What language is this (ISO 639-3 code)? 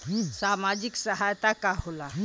bho